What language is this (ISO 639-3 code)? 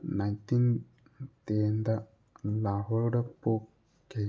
mni